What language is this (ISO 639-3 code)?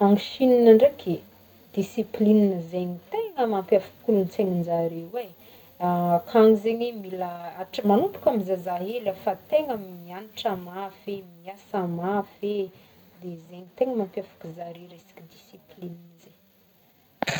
bmm